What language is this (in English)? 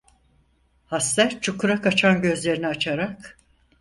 Turkish